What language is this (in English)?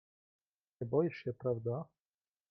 Polish